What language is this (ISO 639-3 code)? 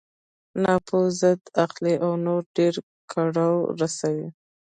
pus